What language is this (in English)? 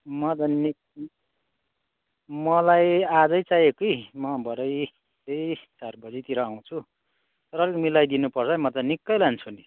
Nepali